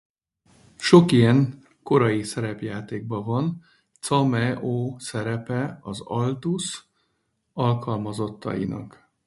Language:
Hungarian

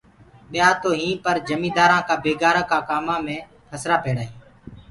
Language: Gurgula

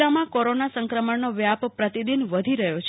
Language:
Gujarati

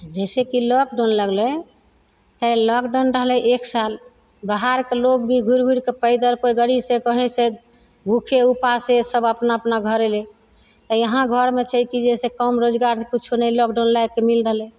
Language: Maithili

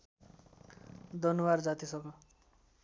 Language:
Nepali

